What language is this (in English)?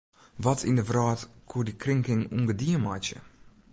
Western Frisian